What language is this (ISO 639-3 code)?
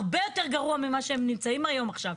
heb